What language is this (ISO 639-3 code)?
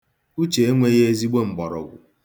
ibo